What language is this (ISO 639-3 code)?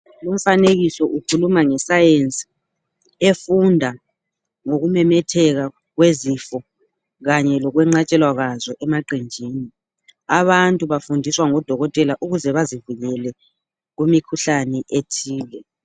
nde